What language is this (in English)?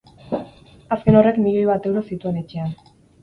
Basque